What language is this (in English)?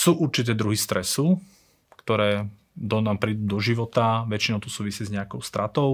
Slovak